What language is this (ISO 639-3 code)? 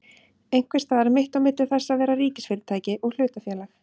isl